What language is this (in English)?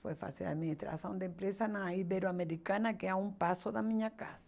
Portuguese